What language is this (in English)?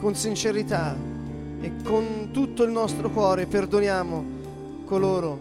Italian